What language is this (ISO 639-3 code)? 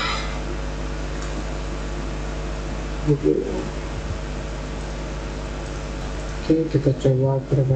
ind